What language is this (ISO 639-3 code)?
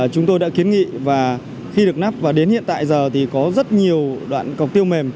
vie